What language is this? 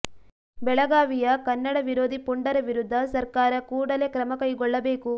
Kannada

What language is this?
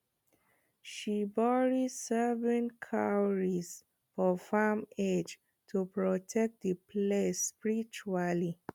Nigerian Pidgin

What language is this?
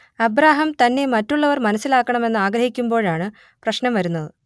Malayalam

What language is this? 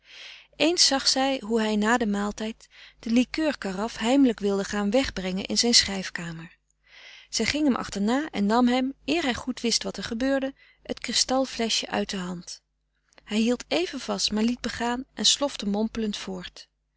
Dutch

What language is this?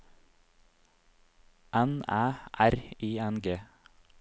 Norwegian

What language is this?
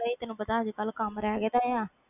Punjabi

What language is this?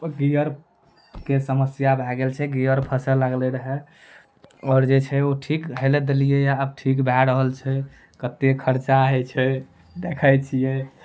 Maithili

